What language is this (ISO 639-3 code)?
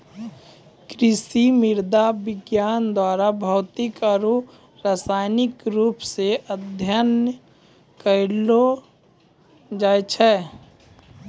mai